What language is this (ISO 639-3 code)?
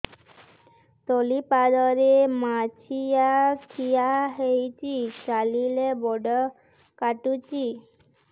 ori